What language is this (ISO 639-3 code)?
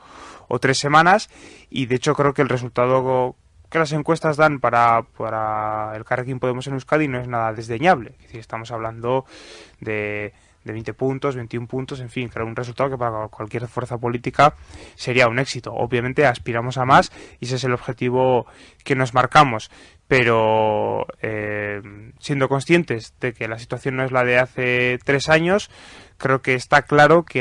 spa